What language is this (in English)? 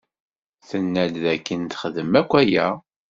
Kabyle